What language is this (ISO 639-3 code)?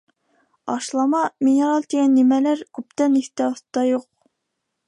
bak